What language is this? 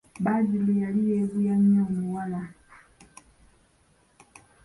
Ganda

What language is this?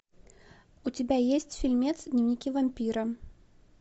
Russian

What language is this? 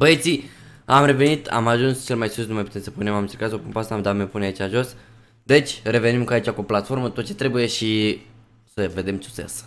Romanian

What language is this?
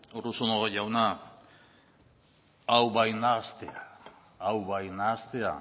Basque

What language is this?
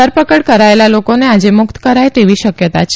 Gujarati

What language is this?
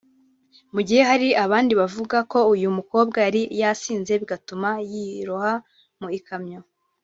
Kinyarwanda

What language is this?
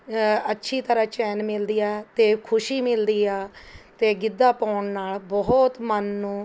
Punjabi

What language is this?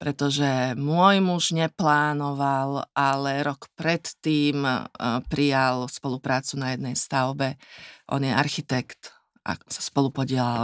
Slovak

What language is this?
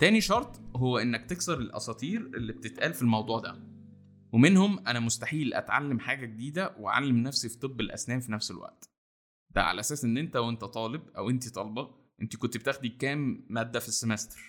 Arabic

